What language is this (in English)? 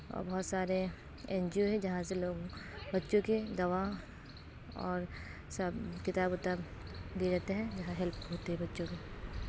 Urdu